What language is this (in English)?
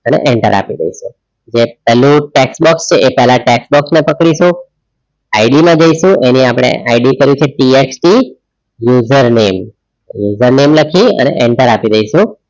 Gujarati